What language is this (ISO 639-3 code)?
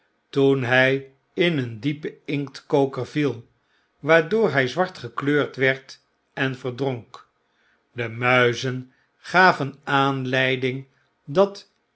nld